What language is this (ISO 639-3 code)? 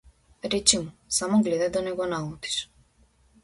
mkd